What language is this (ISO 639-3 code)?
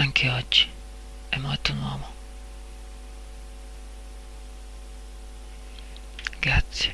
ita